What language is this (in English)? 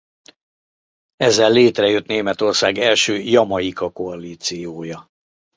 Hungarian